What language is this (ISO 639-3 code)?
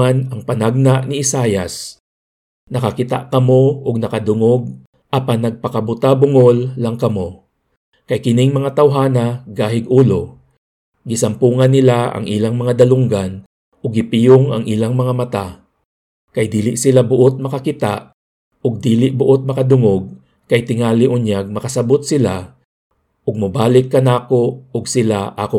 fil